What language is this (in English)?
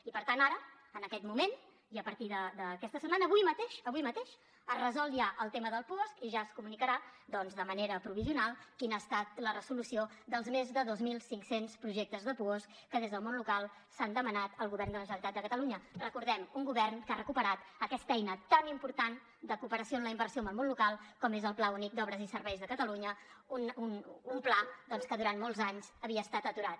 Catalan